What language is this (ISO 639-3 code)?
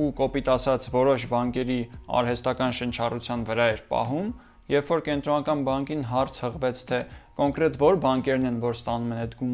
tur